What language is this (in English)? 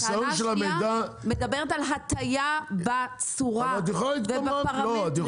Hebrew